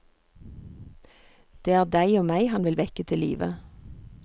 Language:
Norwegian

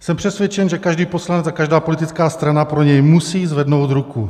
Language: Czech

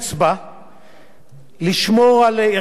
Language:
Hebrew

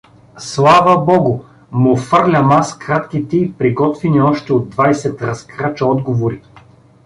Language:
Bulgarian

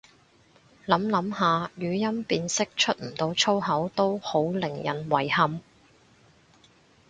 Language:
Cantonese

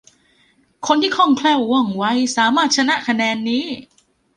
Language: Thai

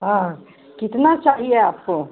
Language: Hindi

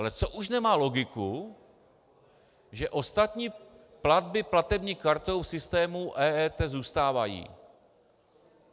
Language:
Czech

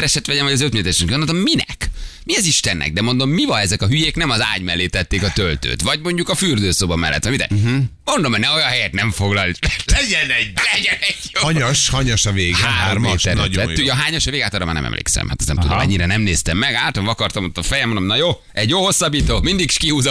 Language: Hungarian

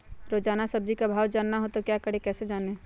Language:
Magahi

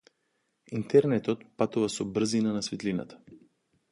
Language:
Macedonian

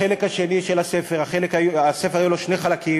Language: Hebrew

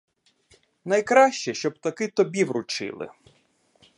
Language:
Ukrainian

